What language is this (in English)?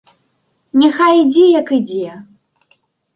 Belarusian